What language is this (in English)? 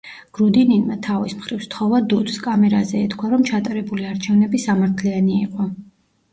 Georgian